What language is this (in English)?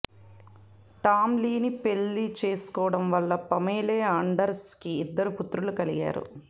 Telugu